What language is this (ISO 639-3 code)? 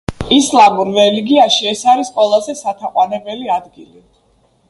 kat